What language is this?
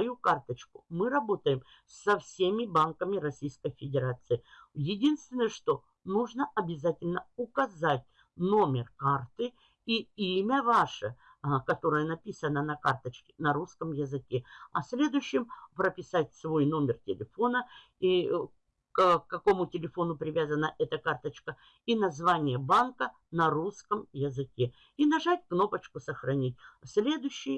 Russian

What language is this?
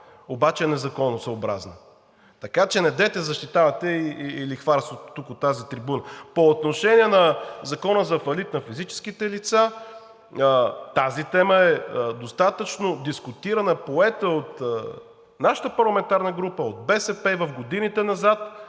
Bulgarian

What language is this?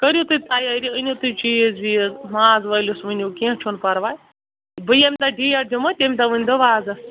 Kashmiri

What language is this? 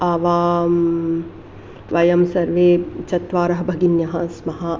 Sanskrit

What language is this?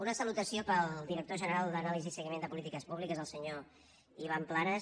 Catalan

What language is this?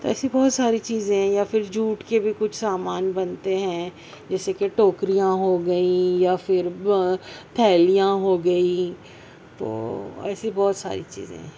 Urdu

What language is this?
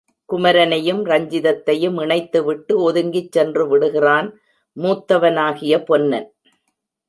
Tamil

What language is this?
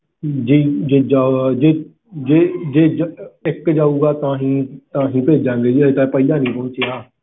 Punjabi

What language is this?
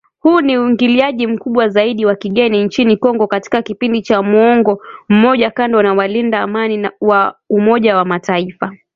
Swahili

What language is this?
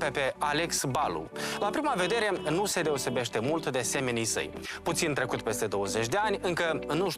Romanian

